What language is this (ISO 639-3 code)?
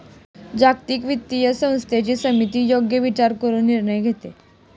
mar